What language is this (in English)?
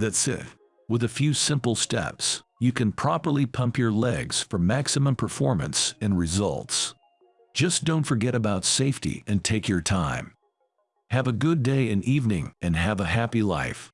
English